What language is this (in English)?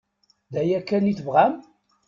Kabyle